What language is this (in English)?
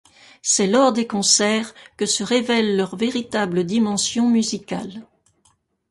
French